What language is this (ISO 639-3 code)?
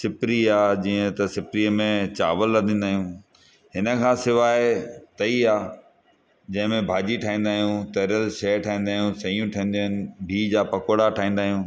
snd